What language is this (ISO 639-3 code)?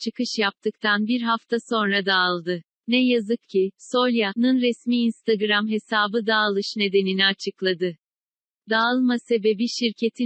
tur